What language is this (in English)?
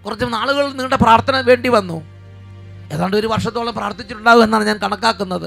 Malayalam